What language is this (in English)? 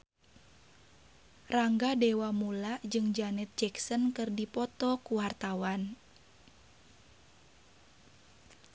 Sundanese